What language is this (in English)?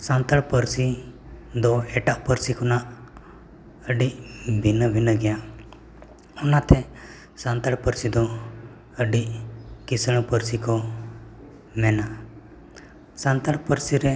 Santali